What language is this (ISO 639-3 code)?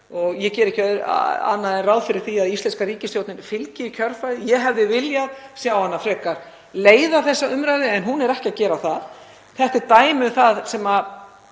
isl